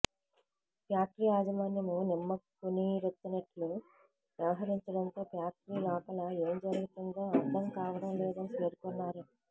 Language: Telugu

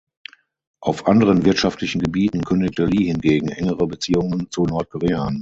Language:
German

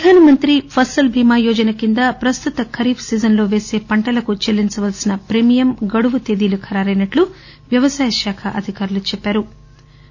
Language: Telugu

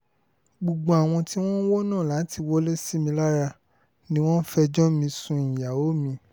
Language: Yoruba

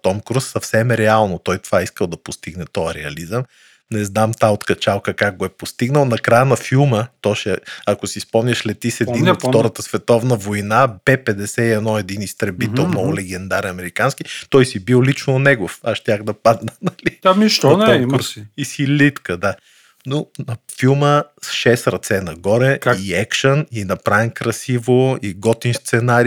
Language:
Bulgarian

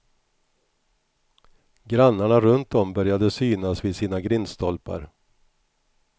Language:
Swedish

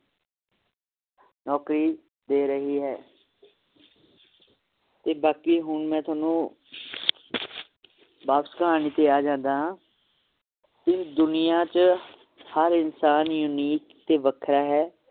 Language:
Punjabi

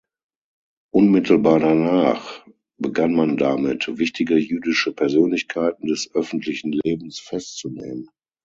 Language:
German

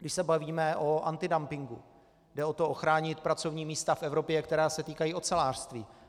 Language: Czech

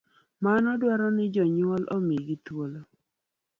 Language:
Luo (Kenya and Tanzania)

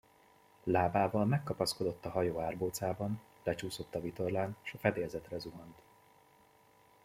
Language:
Hungarian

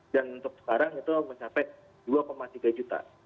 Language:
Indonesian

